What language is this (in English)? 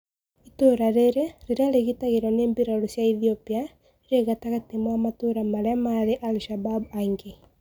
Kikuyu